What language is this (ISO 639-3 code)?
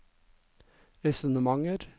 nor